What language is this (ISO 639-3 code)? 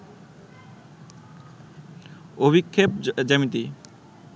ben